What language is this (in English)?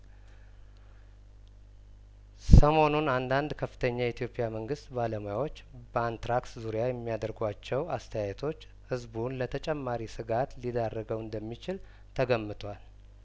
Amharic